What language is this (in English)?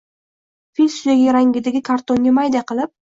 Uzbek